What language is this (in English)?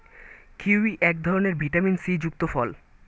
Bangla